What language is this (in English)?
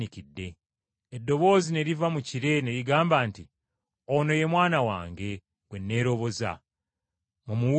Ganda